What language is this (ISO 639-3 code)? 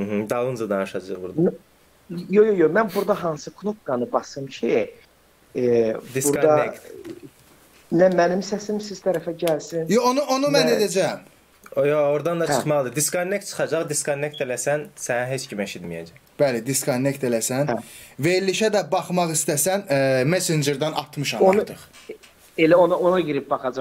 tur